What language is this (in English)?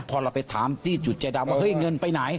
Thai